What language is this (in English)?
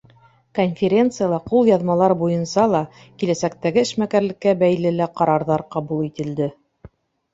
Bashkir